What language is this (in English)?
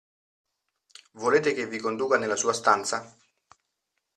Italian